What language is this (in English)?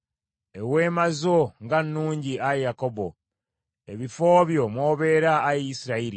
Ganda